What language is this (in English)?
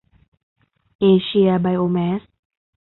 Thai